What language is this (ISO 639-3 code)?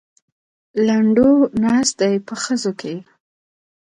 pus